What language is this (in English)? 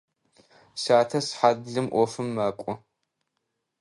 Adyghe